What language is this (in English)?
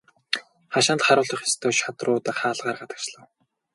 Mongolian